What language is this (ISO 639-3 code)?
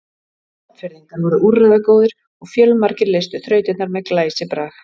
isl